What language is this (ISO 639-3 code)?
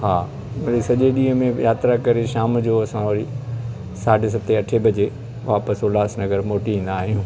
snd